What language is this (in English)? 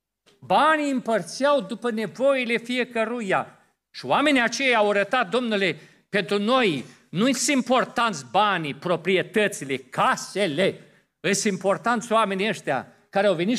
Romanian